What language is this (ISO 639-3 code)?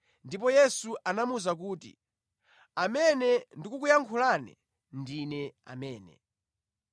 nya